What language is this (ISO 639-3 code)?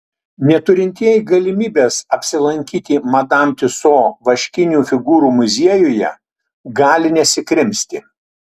lit